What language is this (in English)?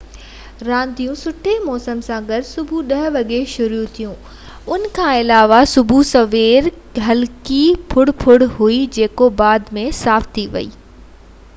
Sindhi